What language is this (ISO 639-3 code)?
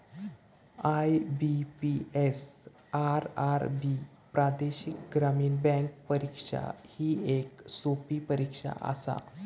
mar